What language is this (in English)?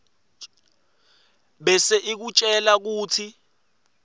Swati